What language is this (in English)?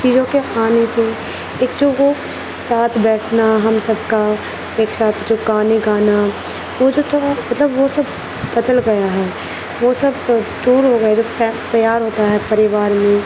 Urdu